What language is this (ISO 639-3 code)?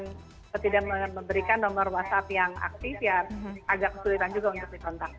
ind